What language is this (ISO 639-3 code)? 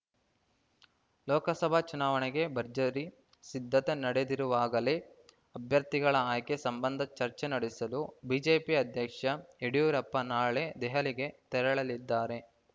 kan